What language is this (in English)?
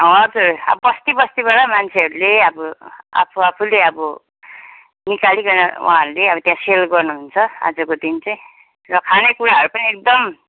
Nepali